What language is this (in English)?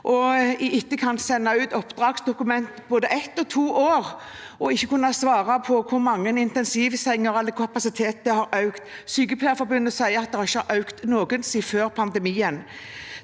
Norwegian